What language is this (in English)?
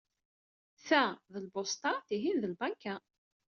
Kabyle